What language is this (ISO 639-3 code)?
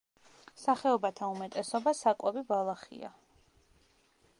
kat